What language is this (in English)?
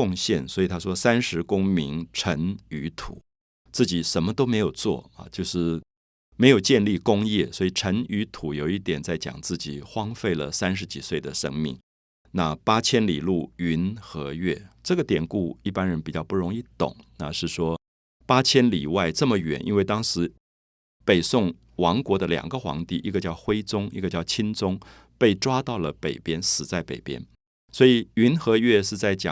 Chinese